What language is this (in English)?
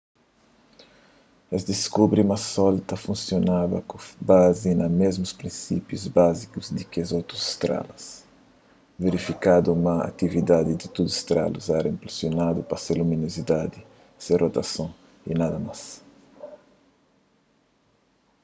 Kabuverdianu